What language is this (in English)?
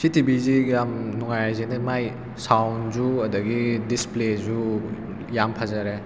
Manipuri